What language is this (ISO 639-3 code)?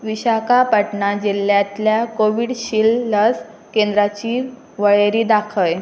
kok